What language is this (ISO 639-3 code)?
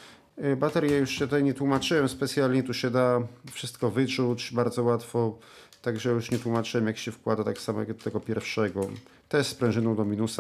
pol